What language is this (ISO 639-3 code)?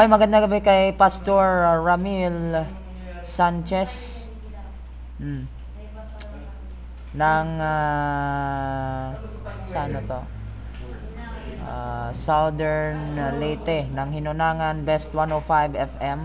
fil